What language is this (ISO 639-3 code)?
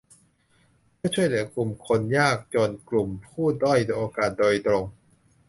tha